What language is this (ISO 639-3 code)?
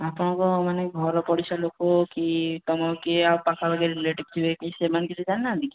ori